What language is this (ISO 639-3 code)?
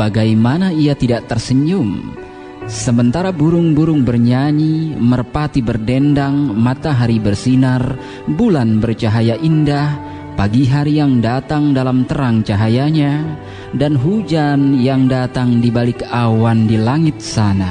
ind